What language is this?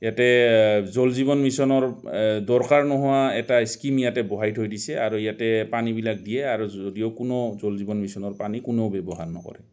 Assamese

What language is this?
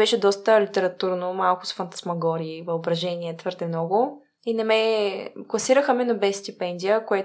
Bulgarian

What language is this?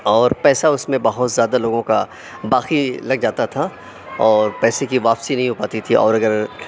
Urdu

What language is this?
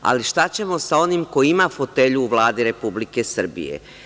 Serbian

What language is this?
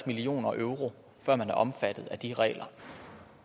Danish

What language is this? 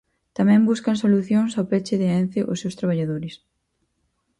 Galician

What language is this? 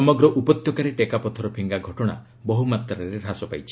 Odia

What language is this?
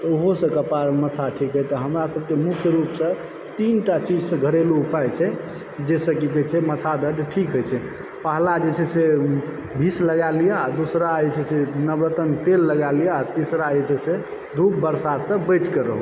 Maithili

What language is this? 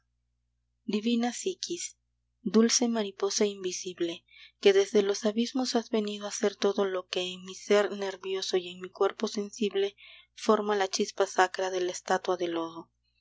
Spanish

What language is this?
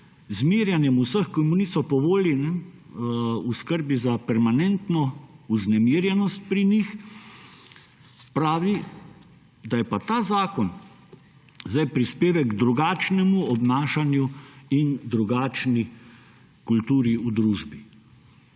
Slovenian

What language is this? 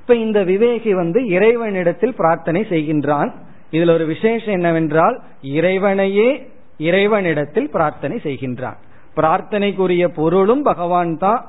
Tamil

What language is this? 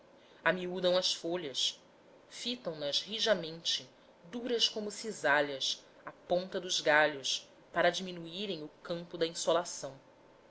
Portuguese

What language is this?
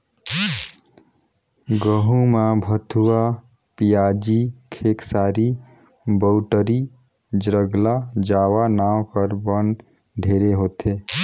Chhattisgarhi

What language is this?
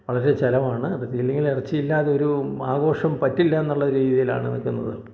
Malayalam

